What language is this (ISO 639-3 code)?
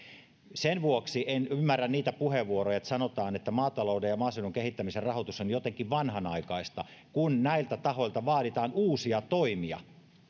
fin